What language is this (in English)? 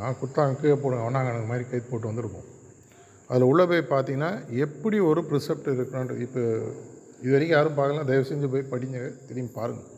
Tamil